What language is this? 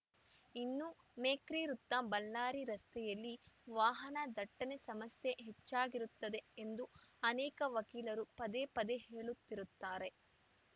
Kannada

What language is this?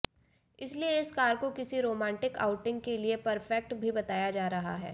Hindi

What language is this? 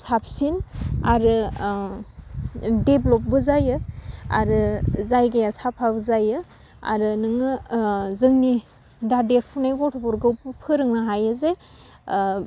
Bodo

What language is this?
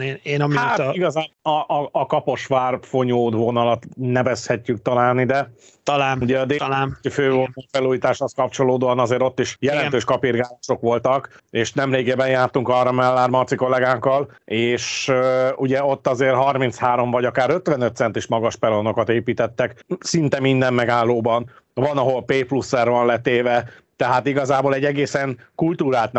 Hungarian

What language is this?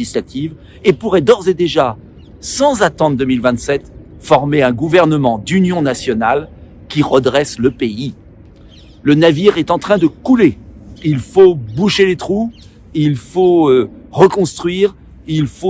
French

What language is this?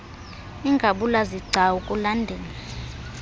Xhosa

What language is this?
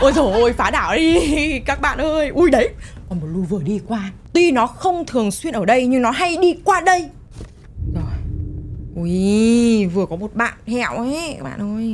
Vietnamese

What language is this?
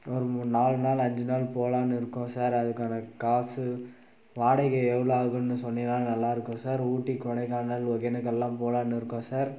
Tamil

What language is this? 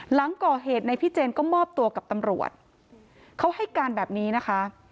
Thai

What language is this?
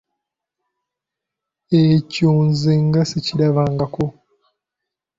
Ganda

